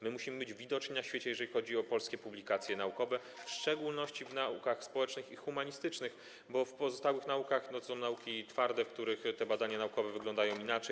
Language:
Polish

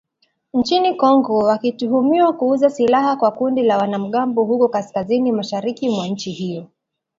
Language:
Swahili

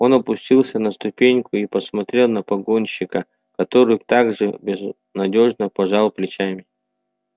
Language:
Russian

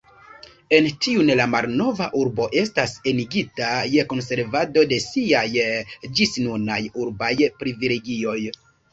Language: Esperanto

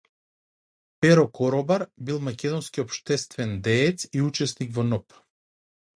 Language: Macedonian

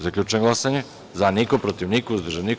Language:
Serbian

